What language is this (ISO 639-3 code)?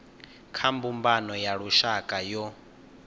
ven